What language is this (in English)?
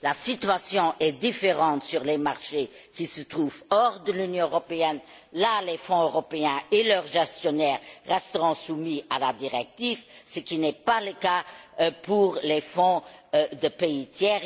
French